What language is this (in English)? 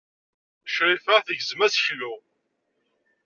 Kabyle